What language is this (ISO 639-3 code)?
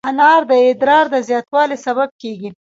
pus